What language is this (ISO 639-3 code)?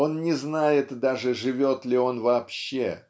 rus